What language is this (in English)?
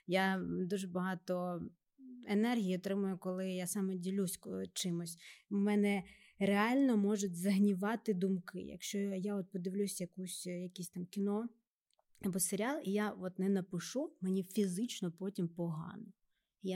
Ukrainian